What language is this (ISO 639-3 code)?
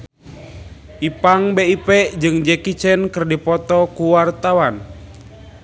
sun